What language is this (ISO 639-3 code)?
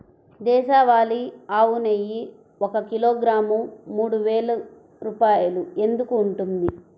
tel